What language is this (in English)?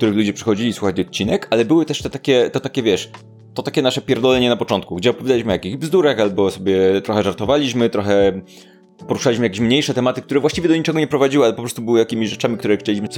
Polish